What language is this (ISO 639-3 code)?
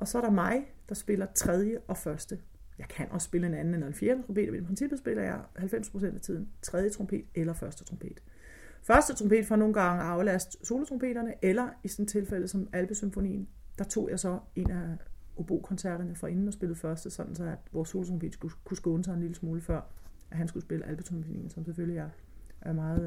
dan